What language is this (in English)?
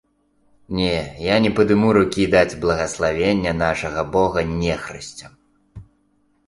Belarusian